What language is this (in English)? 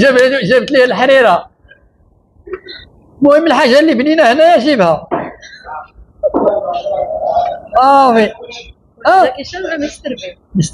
Arabic